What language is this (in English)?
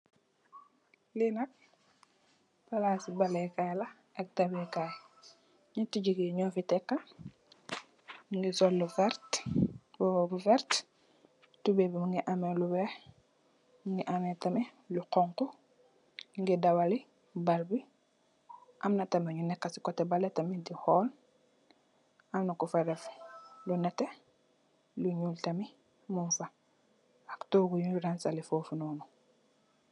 Wolof